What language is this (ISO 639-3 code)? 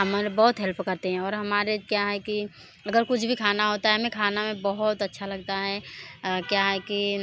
hin